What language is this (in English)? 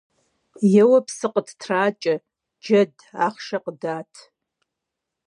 Kabardian